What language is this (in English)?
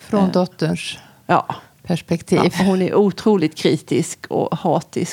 Swedish